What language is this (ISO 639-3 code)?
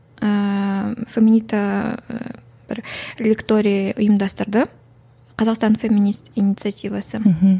kaz